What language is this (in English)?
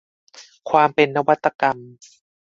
Thai